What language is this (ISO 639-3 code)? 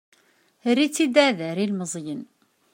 kab